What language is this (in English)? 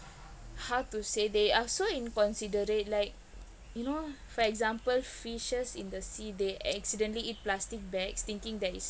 English